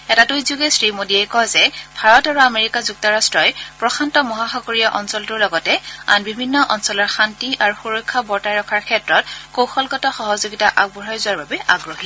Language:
Assamese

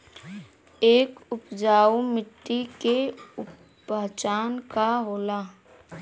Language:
Bhojpuri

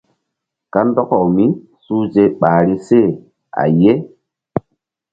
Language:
Mbum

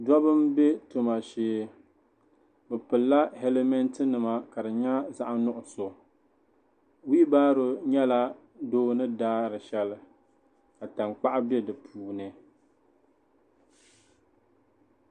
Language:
Dagbani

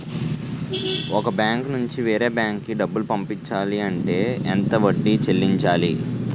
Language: Telugu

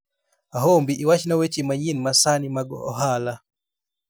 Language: Luo (Kenya and Tanzania)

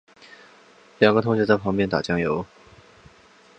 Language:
Chinese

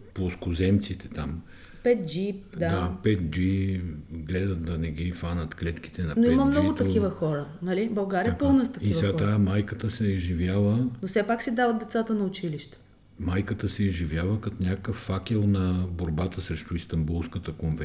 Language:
Bulgarian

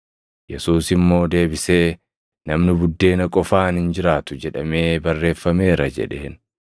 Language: Oromo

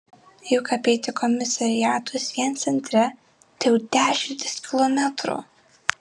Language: Lithuanian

